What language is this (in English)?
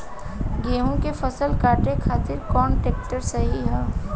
Bhojpuri